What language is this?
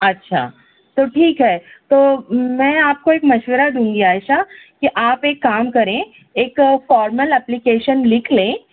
Urdu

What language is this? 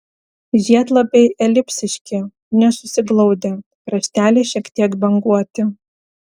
Lithuanian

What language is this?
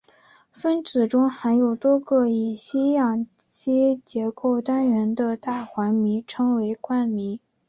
Chinese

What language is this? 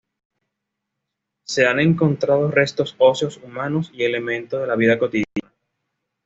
Spanish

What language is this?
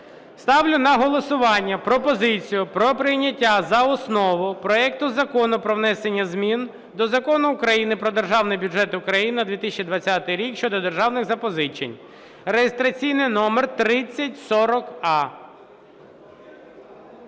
Ukrainian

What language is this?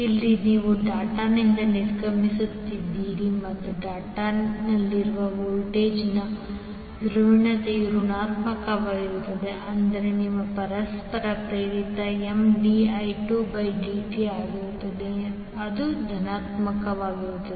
Kannada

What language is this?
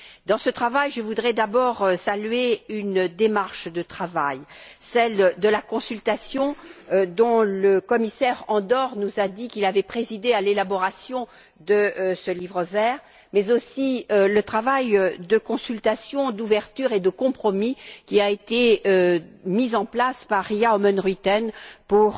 French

